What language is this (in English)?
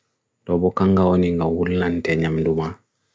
Bagirmi Fulfulde